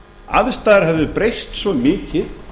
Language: Icelandic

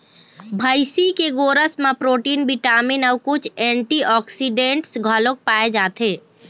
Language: Chhattisgarhi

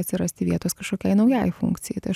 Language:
Lithuanian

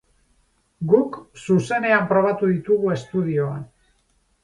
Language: Basque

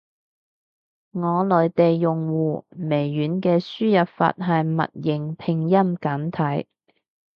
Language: Cantonese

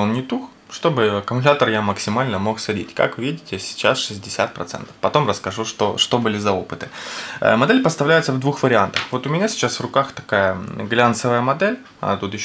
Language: Russian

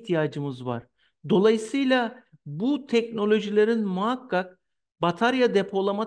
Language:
Turkish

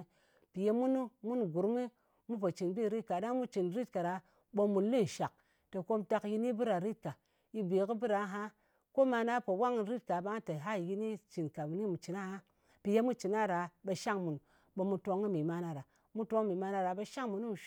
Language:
Ngas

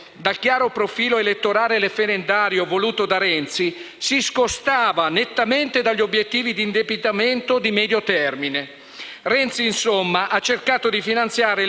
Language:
Italian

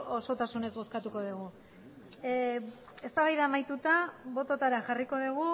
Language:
Basque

